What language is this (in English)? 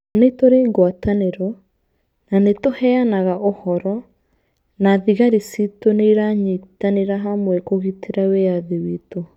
Kikuyu